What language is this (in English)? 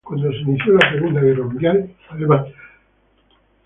Spanish